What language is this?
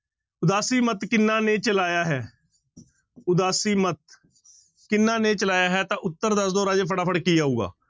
Punjabi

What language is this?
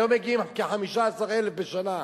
Hebrew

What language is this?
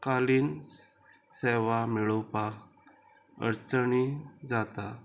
Konkani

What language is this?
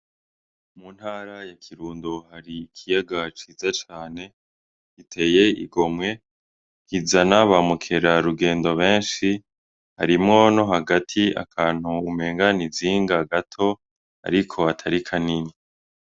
Rundi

